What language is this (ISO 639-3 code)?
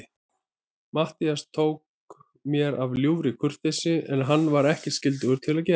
isl